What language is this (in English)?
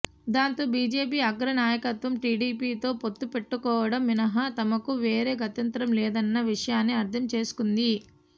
Telugu